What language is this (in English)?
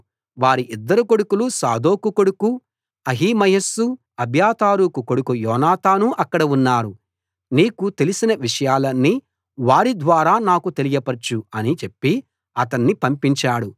Telugu